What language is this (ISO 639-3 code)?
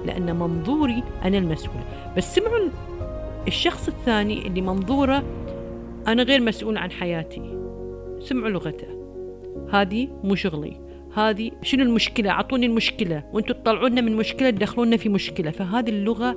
ara